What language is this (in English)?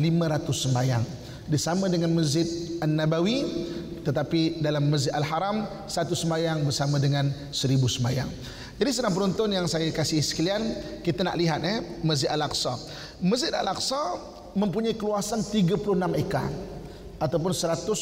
Malay